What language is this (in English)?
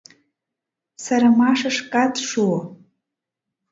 Mari